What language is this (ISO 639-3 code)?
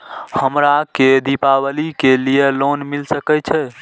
mai